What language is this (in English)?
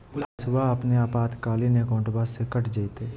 Magahi